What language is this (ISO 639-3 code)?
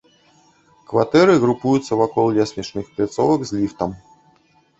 bel